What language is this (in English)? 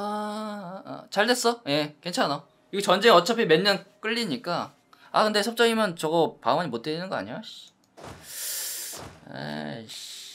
Korean